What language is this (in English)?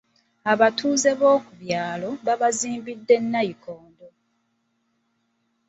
Ganda